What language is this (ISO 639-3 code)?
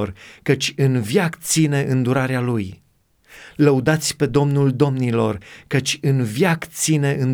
ron